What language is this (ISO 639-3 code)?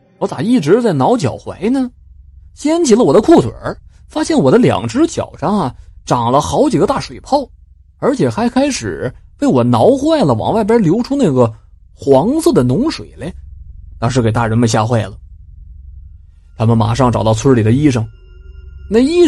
zho